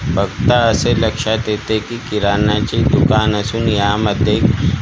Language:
Marathi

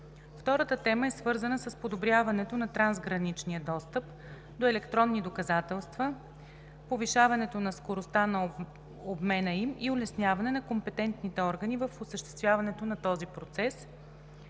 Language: Bulgarian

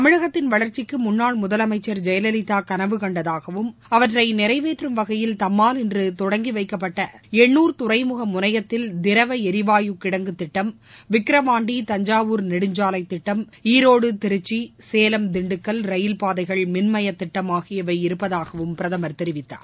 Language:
Tamil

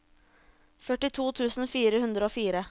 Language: Norwegian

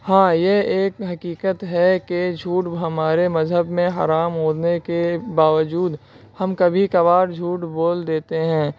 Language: Urdu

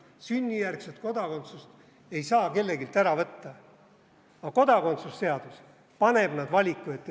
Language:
Estonian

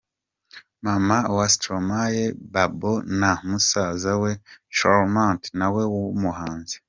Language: Kinyarwanda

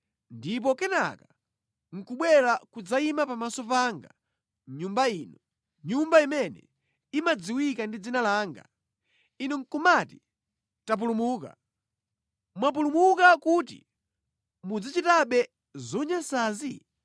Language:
Nyanja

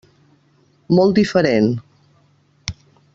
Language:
Catalan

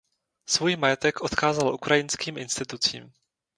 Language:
Czech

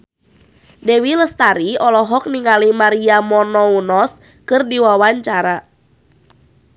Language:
Sundanese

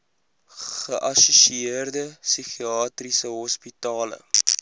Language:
Afrikaans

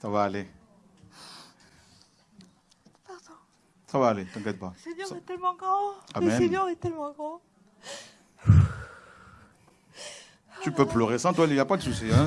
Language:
French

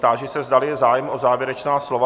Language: Czech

